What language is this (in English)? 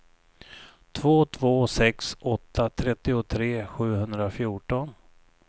Swedish